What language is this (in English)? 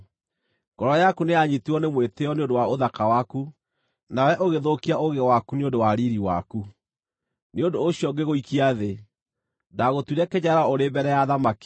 Kikuyu